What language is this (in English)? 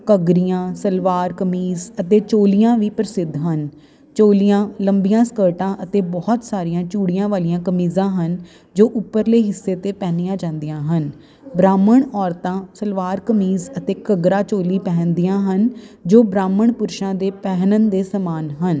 Punjabi